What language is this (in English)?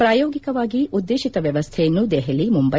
Kannada